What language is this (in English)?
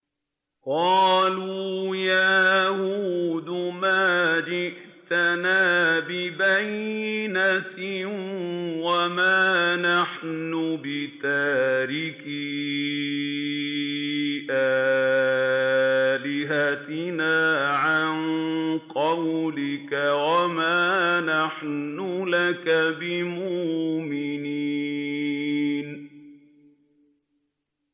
Arabic